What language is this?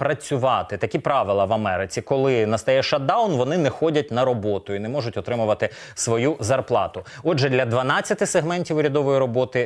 Ukrainian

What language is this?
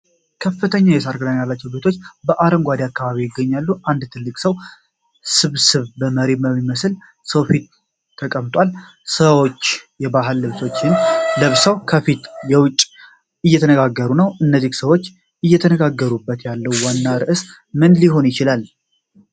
Amharic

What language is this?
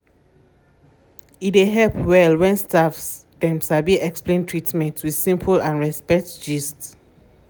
Nigerian Pidgin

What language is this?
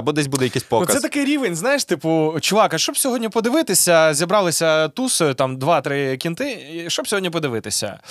Ukrainian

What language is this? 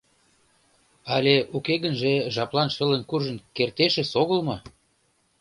Mari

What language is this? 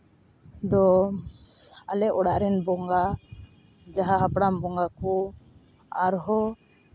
Santali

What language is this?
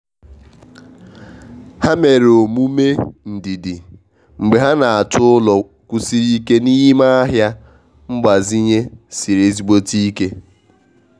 Igbo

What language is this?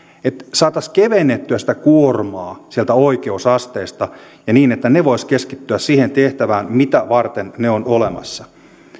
Finnish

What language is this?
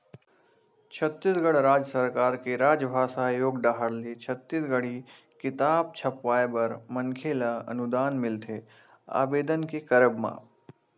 Chhattisgarhi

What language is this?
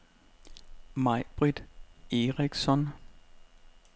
Danish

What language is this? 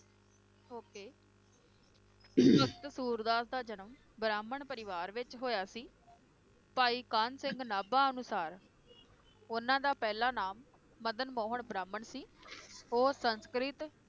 Punjabi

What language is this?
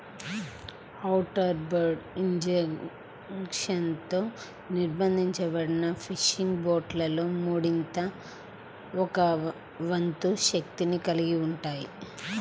Telugu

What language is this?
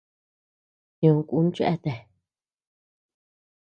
Tepeuxila Cuicatec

